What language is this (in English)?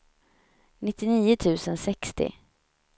Swedish